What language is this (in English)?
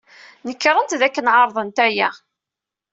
Kabyle